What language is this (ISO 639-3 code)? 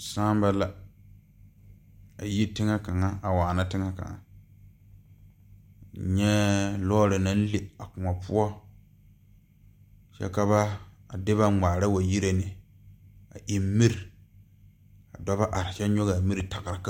dga